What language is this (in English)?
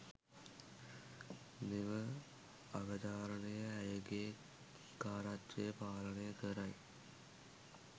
Sinhala